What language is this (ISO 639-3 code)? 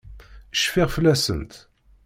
kab